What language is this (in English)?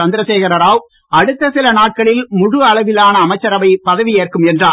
Tamil